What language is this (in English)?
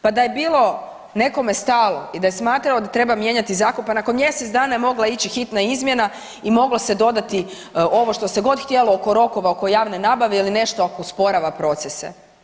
Croatian